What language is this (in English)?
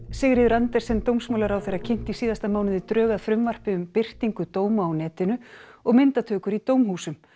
Icelandic